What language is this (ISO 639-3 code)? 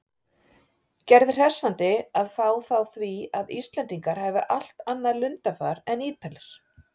isl